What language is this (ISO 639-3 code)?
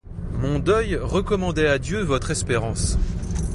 fra